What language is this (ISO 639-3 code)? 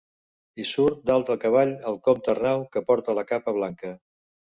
cat